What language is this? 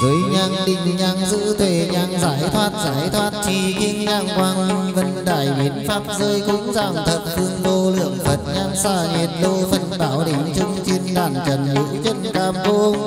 Vietnamese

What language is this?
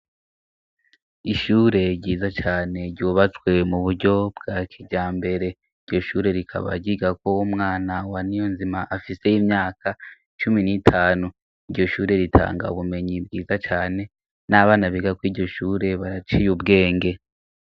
Rundi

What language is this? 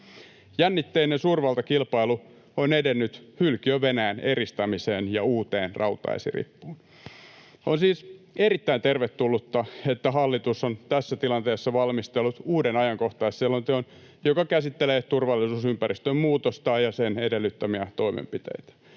Finnish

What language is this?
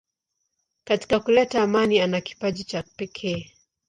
Swahili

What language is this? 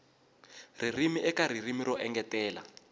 Tsonga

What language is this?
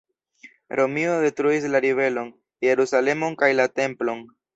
Esperanto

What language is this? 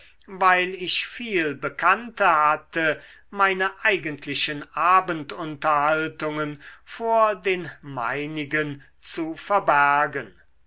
German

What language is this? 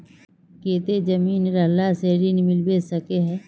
Magahi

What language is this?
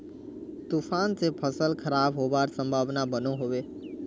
Magahi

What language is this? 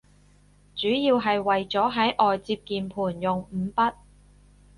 Cantonese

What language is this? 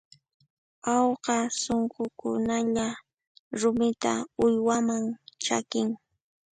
Puno Quechua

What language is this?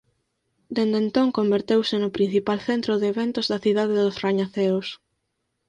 Galician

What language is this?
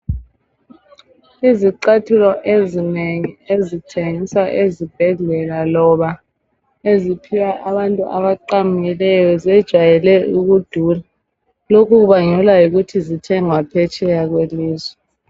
North Ndebele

